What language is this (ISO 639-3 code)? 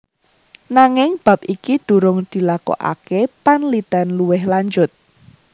jav